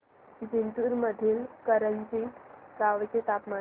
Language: Marathi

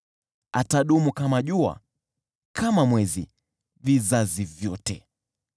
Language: Swahili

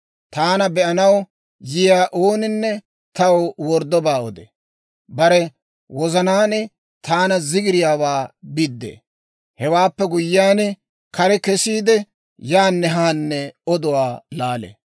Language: Dawro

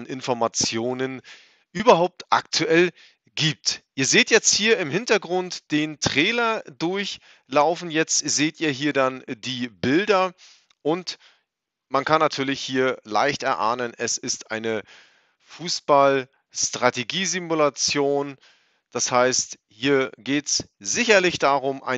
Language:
German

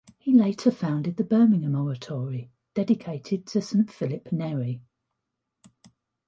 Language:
English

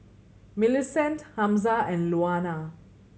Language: English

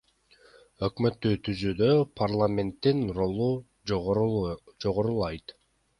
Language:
Kyrgyz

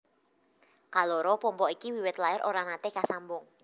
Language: Javanese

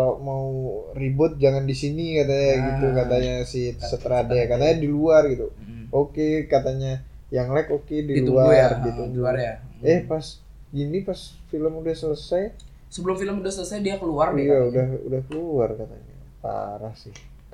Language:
Indonesian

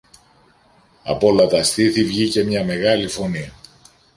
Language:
Greek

